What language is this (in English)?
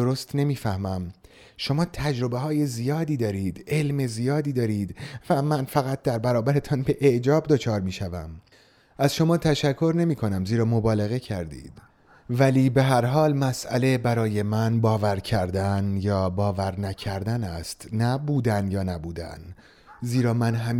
Persian